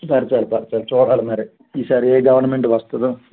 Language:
Telugu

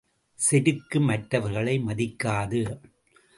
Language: Tamil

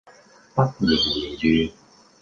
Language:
Cantonese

